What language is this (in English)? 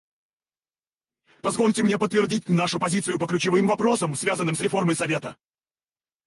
Russian